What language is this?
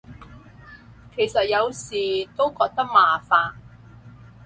Cantonese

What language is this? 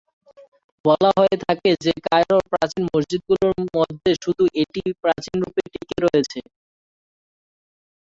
Bangla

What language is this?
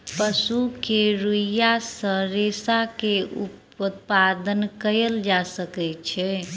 Maithili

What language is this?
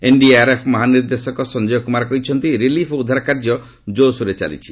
Odia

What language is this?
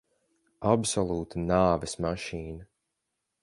Latvian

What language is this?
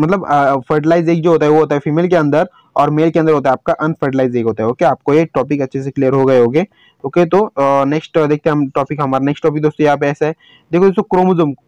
Hindi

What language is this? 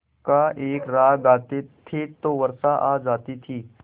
Hindi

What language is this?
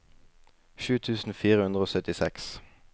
Norwegian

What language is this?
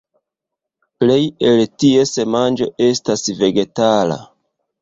Esperanto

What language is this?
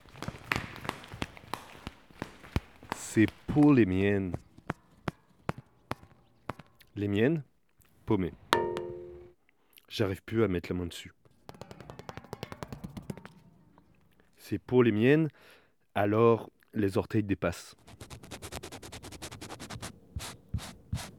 French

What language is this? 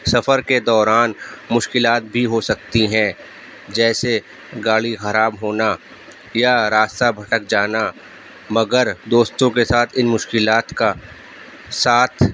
Urdu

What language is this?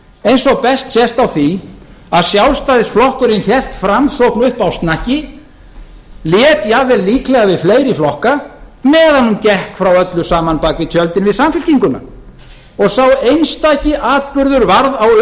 Icelandic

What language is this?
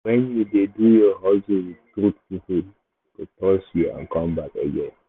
Nigerian Pidgin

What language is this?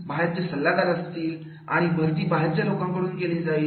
Marathi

